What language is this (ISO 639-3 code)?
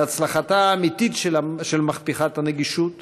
heb